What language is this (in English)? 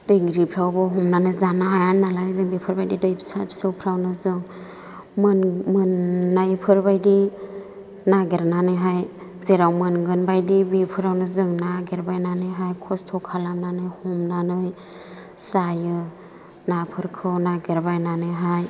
Bodo